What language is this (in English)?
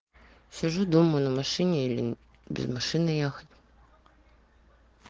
Russian